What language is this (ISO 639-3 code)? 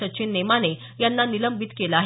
mar